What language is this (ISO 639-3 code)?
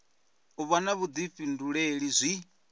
ven